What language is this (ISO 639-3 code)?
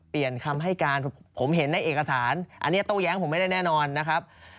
tha